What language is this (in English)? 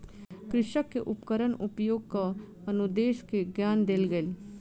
Maithili